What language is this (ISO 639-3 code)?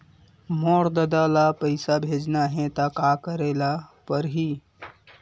hne